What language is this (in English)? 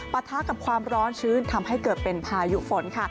Thai